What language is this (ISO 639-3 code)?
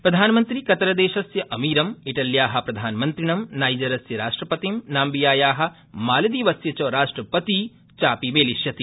san